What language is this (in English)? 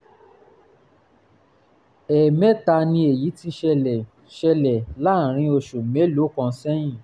Yoruba